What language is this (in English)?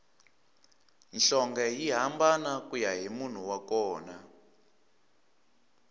Tsonga